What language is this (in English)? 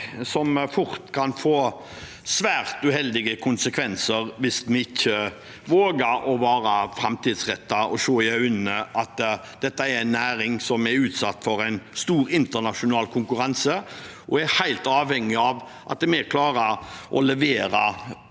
Norwegian